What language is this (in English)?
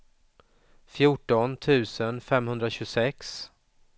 Swedish